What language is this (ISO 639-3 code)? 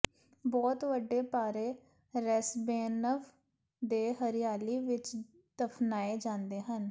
pan